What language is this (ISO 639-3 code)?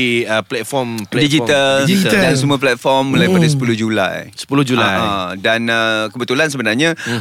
msa